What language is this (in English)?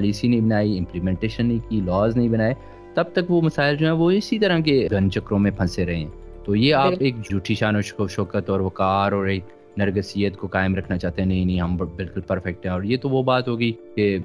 Urdu